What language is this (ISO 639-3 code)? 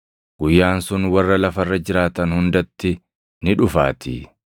orm